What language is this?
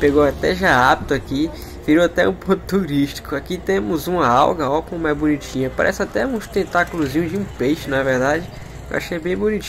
Portuguese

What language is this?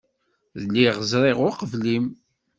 Kabyle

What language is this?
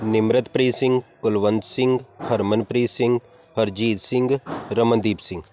Punjabi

